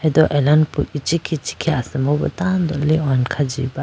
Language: Idu-Mishmi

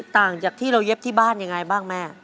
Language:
Thai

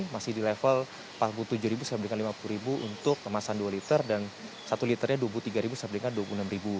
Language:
Indonesian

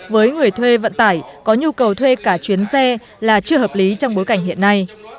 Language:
Vietnamese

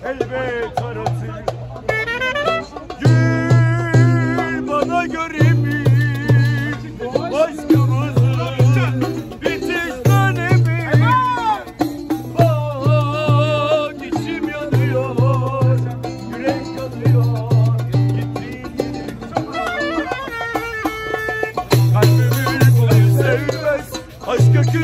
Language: Arabic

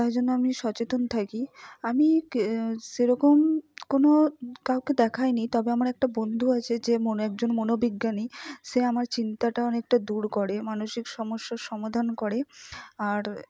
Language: Bangla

